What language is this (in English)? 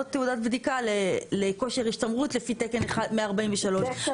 Hebrew